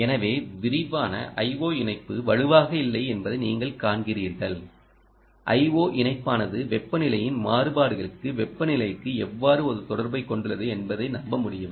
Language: Tamil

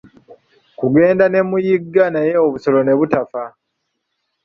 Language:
Ganda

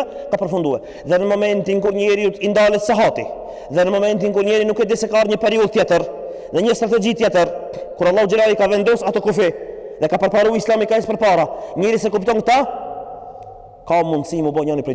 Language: Arabic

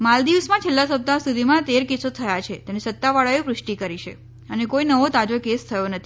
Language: Gujarati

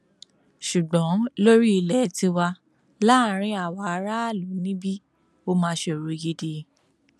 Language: Yoruba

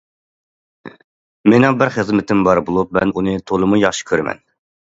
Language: Uyghur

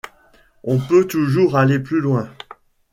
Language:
French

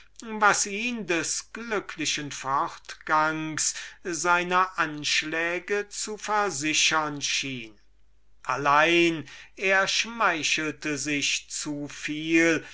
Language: German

